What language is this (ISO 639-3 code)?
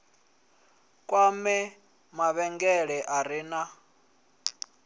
ven